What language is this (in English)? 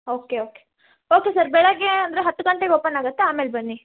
Kannada